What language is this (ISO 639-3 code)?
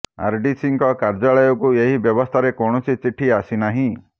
ori